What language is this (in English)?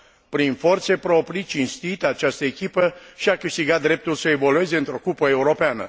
Romanian